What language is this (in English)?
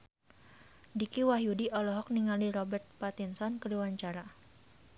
Sundanese